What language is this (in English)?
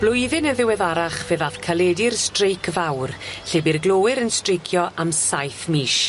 Welsh